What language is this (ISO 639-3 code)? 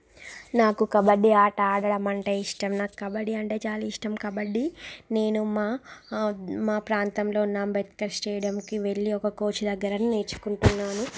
tel